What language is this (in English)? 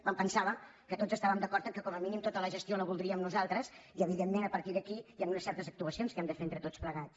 Catalan